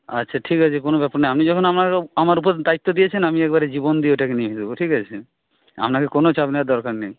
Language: Bangla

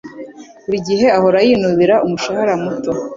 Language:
Kinyarwanda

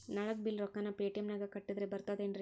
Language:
Kannada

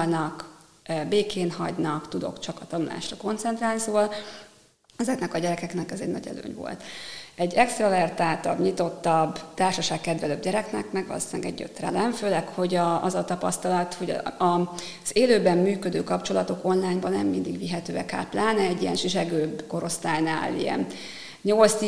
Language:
Hungarian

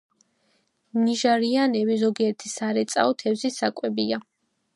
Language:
Georgian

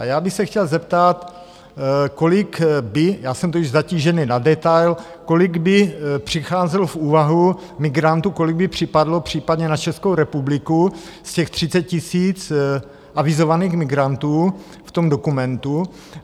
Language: Czech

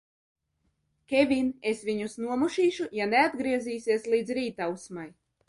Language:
Latvian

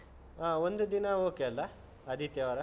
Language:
Kannada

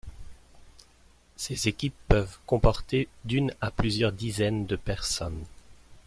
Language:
French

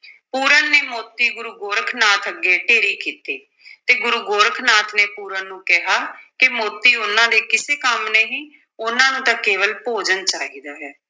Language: Punjabi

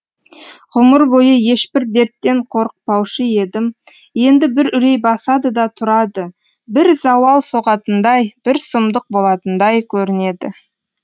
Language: Kazakh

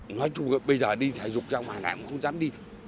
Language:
Vietnamese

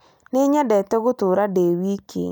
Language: Kikuyu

